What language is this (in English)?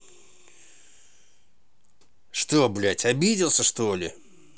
Russian